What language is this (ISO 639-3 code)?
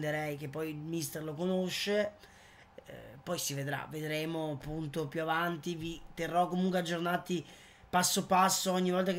ita